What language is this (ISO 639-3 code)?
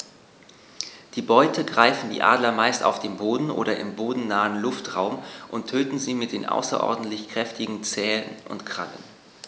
deu